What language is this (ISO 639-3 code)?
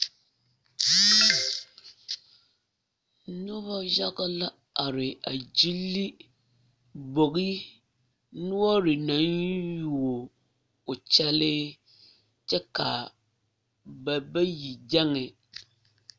dga